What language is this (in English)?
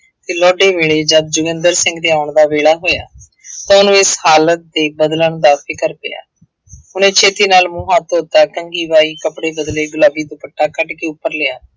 Punjabi